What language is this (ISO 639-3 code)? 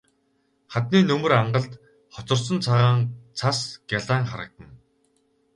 mon